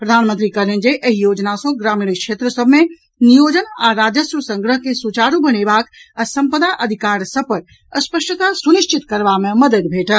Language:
Maithili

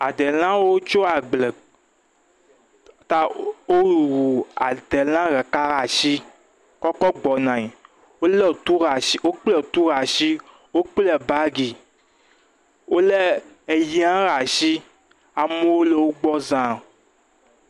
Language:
Ewe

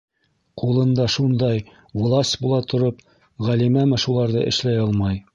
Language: Bashkir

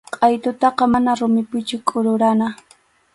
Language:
Arequipa-La Unión Quechua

